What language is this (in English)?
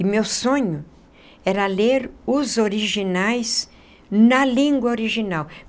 Portuguese